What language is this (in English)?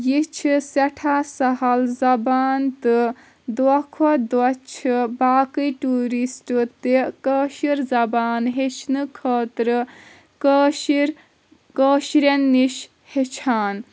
Kashmiri